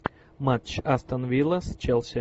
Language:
Russian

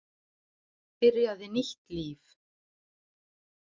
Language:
Icelandic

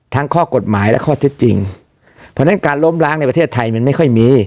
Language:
Thai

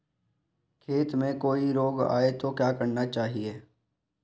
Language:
Hindi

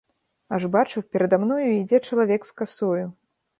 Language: Belarusian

